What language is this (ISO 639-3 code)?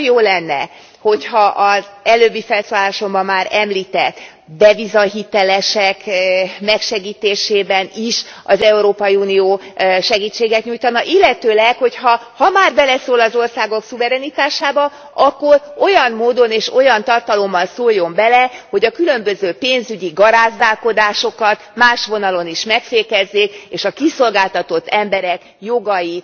hun